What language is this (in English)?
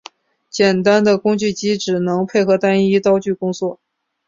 Chinese